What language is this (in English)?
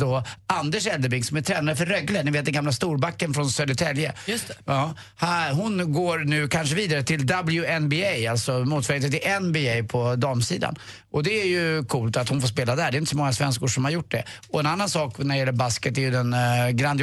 Swedish